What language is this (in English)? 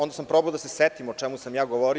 Serbian